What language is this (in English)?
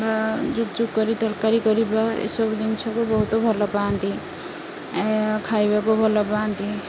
Odia